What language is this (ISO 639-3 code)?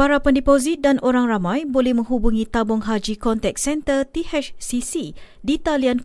msa